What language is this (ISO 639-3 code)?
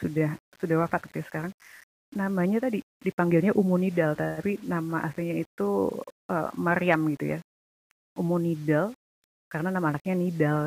ind